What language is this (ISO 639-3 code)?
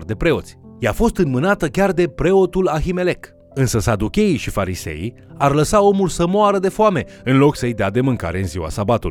ron